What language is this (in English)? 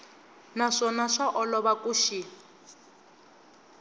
Tsonga